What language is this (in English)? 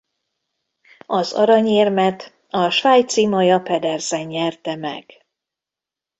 Hungarian